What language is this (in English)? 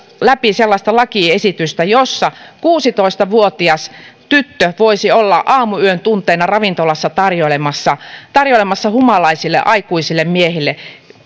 Finnish